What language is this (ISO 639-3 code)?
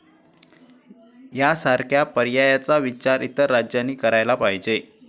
mar